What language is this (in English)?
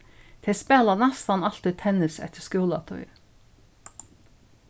Faroese